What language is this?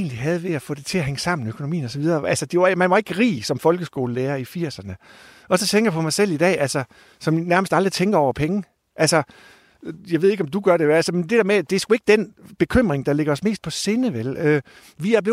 Danish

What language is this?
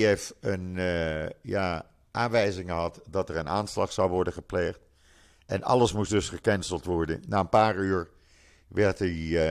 Dutch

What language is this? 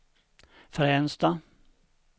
Swedish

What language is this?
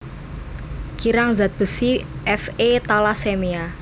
Javanese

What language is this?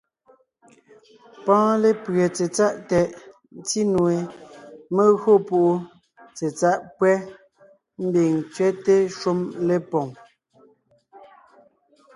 Ngiemboon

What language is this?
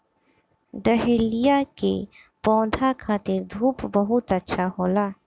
Bhojpuri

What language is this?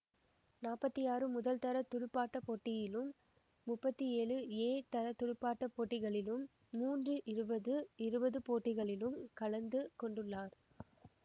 Tamil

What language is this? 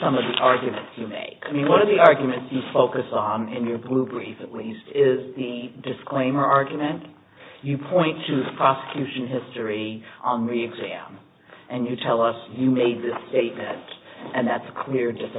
English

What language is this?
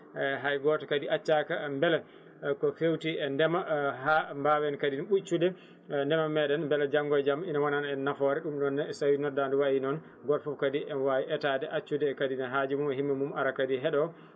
Fula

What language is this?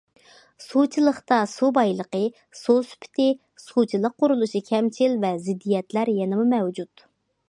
Uyghur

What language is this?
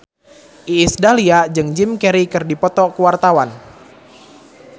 Sundanese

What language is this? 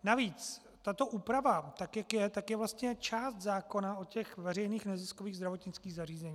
Czech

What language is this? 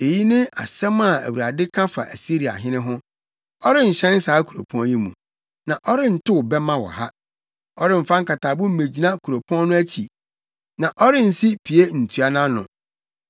Akan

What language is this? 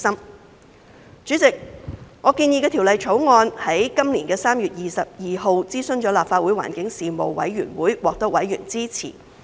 Cantonese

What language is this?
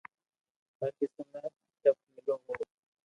Loarki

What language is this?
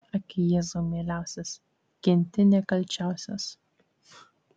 Lithuanian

